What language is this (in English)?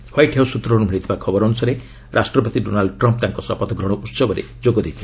Odia